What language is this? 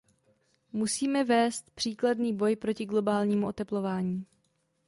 Czech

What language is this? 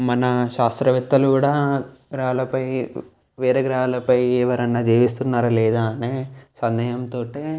Telugu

